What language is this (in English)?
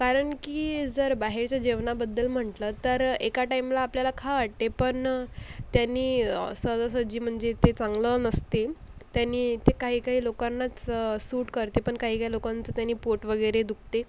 Marathi